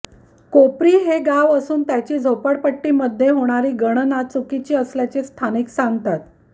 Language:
Marathi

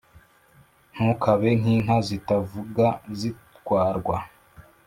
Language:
Kinyarwanda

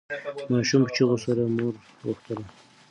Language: Pashto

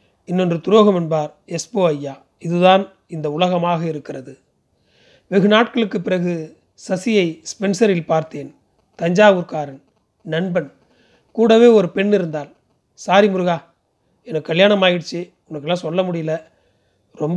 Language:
Tamil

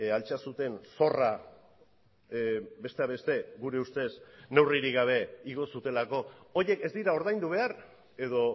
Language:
Basque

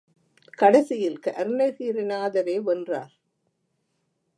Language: Tamil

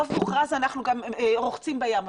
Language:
Hebrew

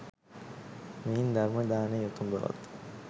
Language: Sinhala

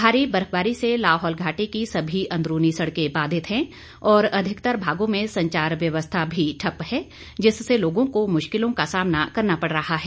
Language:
Hindi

